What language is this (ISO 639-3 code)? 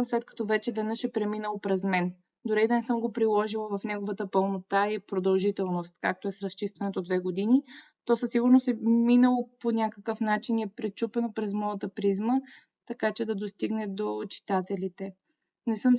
bul